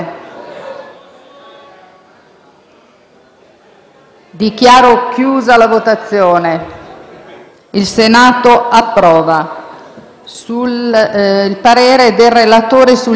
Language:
Italian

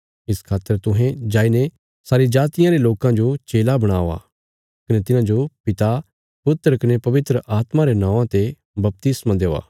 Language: Bilaspuri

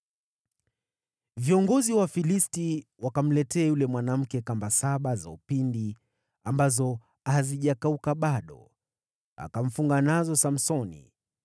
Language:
Swahili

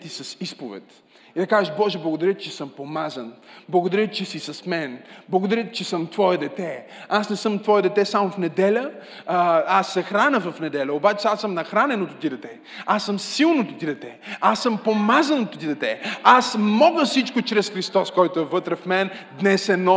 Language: Bulgarian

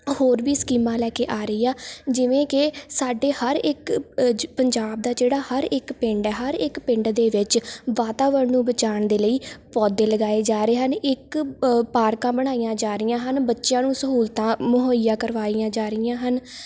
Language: Punjabi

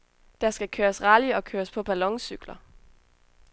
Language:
Danish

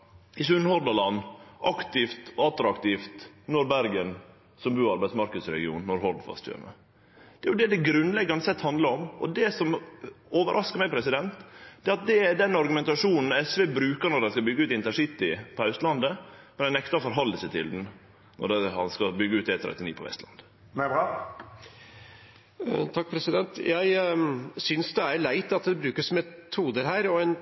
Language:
Norwegian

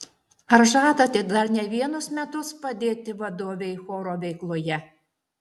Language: Lithuanian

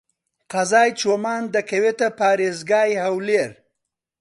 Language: Central Kurdish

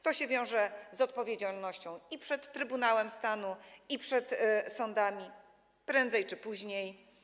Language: Polish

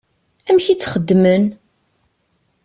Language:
Kabyle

